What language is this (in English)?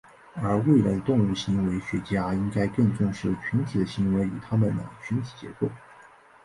Chinese